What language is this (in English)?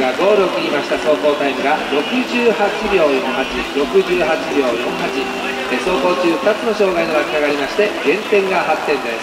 Japanese